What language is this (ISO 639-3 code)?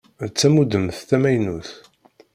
kab